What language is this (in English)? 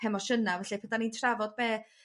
Welsh